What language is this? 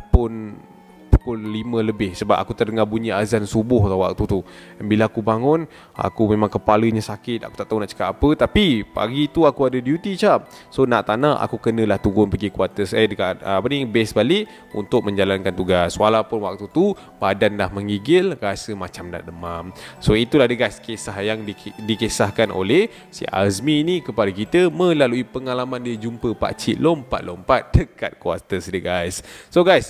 Malay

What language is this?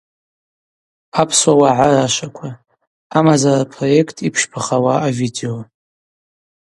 Abaza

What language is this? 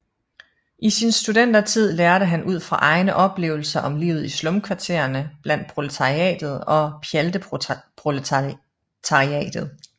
Danish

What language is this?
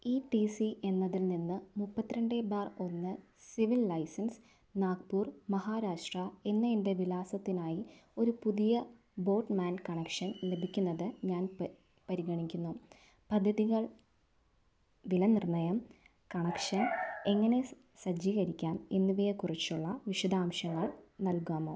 Malayalam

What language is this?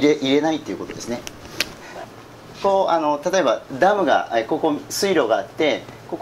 Japanese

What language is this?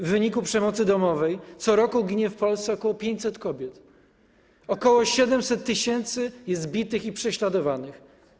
Polish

